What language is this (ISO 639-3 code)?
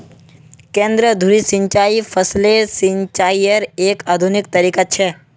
mag